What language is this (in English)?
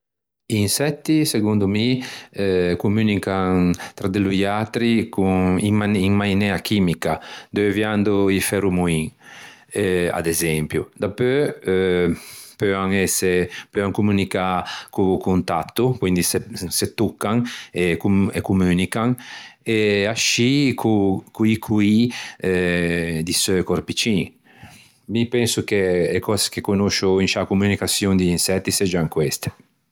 Ligurian